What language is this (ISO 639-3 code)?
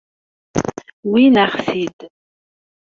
kab